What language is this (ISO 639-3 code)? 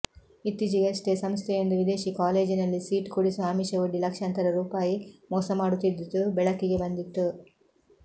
kan